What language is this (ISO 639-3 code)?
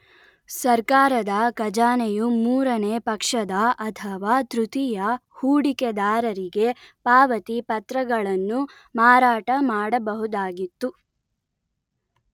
kan